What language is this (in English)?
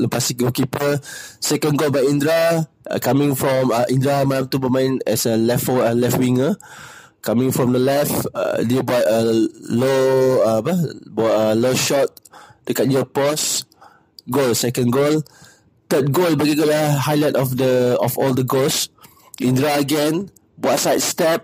Malay